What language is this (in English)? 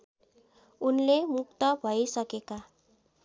Nepali